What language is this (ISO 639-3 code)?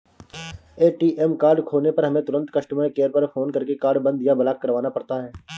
hin